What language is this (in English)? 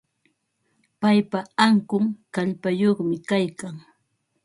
Ambo-Pasco Quechua